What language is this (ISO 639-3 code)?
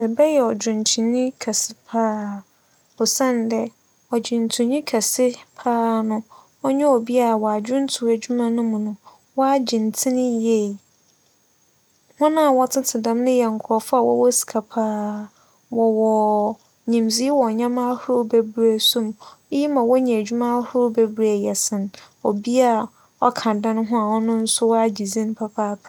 aka